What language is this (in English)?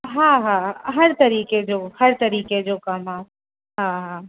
Sindhi